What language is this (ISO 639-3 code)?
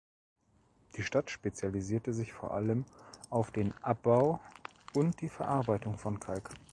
deu